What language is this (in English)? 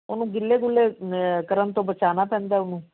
Punjabi